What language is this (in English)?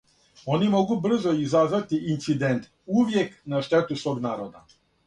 Serbian